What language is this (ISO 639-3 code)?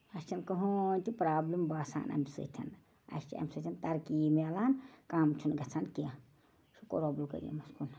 kas